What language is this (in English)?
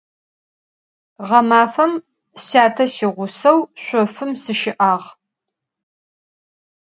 Adyghe